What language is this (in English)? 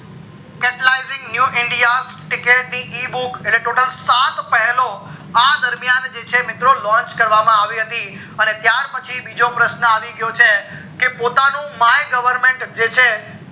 Gujarati